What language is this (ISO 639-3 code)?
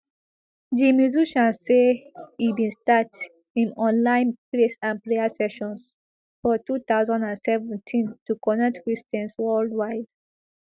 pcm